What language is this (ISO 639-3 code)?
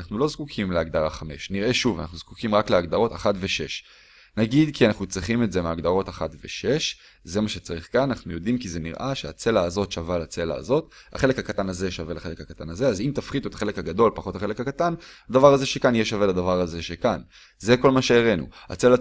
heb